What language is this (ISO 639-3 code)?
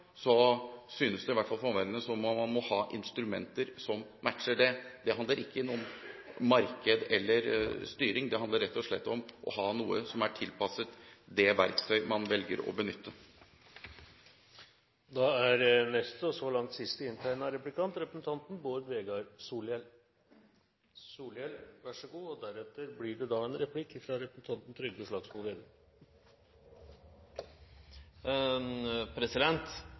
nor